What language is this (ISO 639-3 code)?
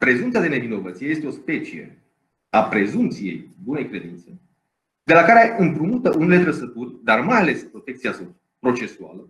ron